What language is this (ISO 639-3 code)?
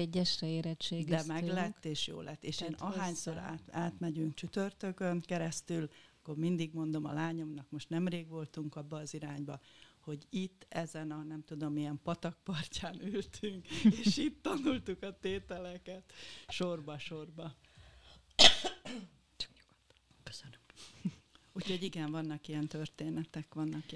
hun